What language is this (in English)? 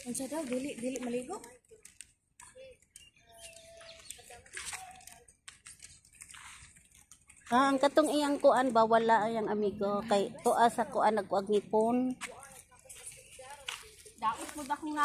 Filipino